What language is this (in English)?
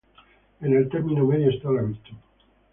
Spanish